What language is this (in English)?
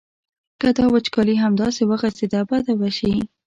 Pashto